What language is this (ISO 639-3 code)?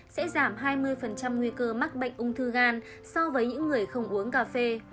vie